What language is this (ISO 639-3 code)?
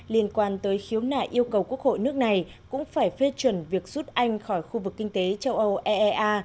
vie